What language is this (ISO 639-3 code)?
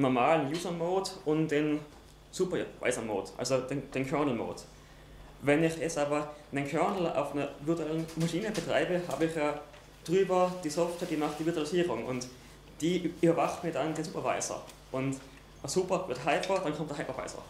deu